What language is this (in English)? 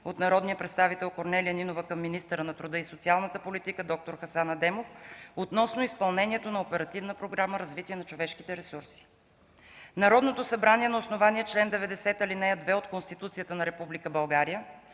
Bulgarian